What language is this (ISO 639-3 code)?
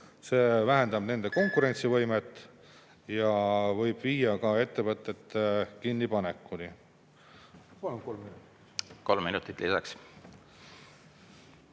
est